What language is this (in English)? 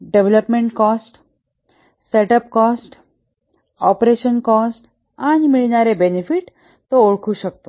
Marathi